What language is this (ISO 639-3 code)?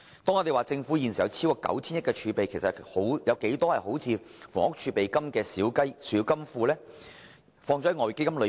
yue